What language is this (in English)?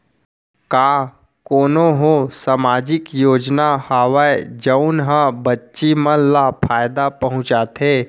Chhattisgarhi